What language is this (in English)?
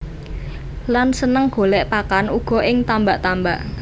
Javanese